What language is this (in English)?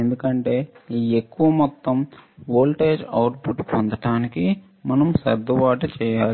Telugu